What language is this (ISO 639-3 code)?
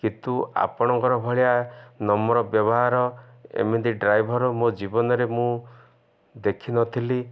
ori